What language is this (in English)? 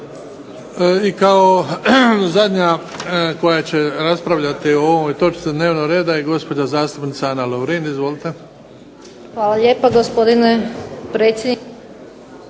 Croatian